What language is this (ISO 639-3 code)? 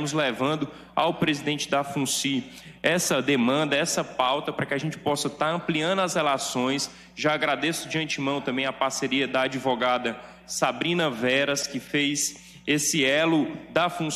por